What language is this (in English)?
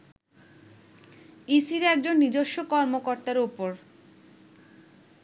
Bangla